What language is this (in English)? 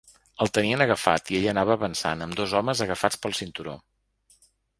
Catalan